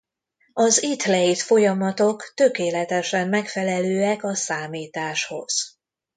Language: Hungarian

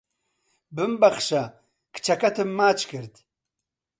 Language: Central Kurdish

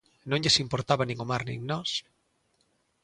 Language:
Galician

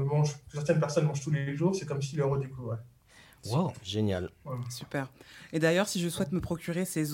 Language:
French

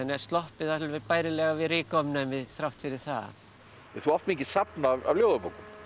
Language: Icelandic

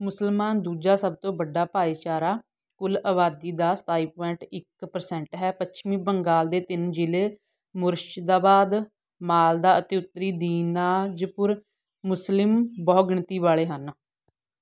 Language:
Punjabi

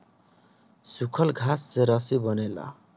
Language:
Bhojpuri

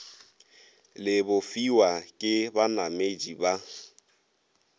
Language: Northern Sotho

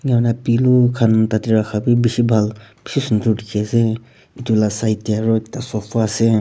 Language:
Naga Pidgin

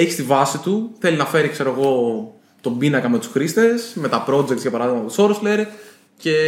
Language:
Greek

